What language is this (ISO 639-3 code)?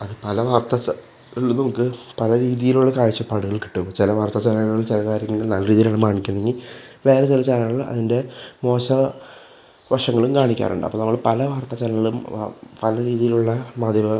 mal